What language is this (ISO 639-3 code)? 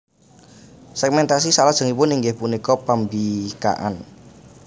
jav